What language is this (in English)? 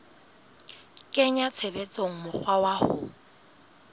Southern Sotho